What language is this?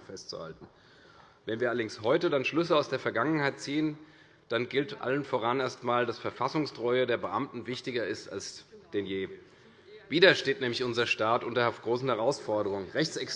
German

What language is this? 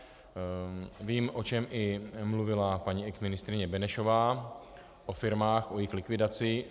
Czech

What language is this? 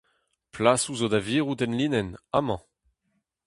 Breton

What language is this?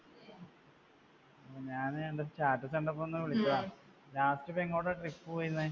Malayalam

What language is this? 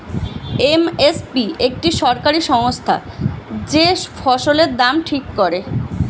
Bangla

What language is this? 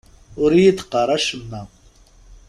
Kabyle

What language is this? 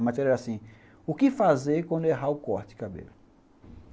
Portuguese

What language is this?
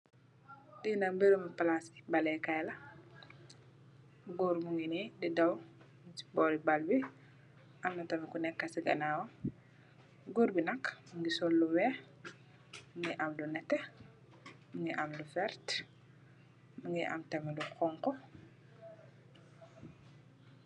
Wolof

